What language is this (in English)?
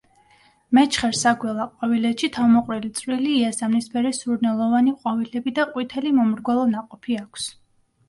Georgian